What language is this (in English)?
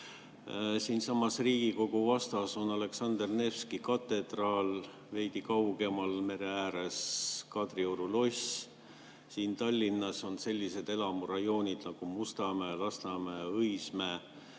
Estonian